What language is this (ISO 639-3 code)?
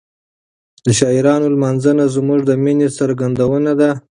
pus